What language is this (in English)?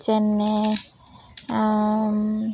Assamese